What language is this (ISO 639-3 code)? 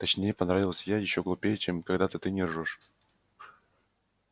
rus